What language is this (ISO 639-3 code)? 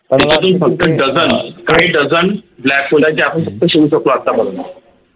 mar